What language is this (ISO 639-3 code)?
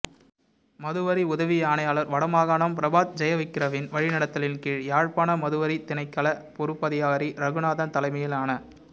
tam